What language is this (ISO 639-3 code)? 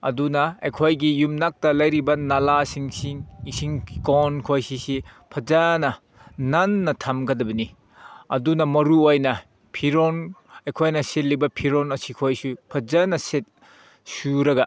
mni